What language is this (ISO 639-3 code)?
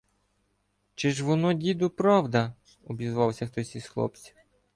ukr